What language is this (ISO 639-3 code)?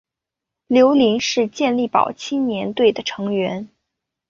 zho